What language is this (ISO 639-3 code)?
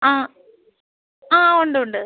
mal